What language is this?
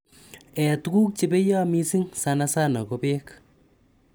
Kalenjin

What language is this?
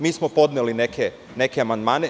Serbian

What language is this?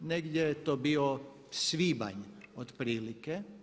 Croatian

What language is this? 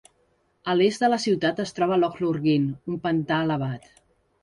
Catalan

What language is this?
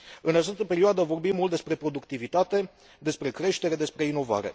Romanian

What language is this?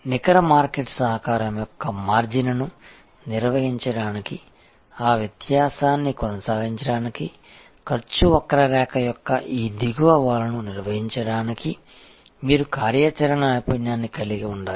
Telugu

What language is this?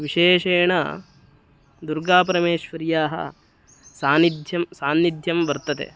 Sanskrit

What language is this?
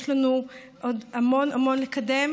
Hebrew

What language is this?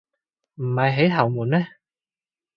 Cantonese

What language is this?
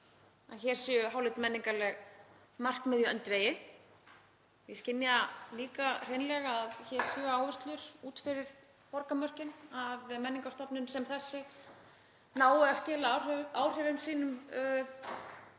Icelandic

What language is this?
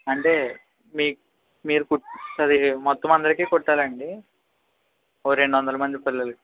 Telugu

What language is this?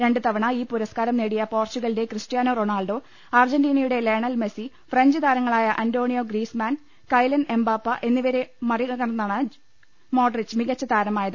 Malayalam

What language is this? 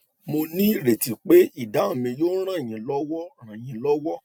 Yoruba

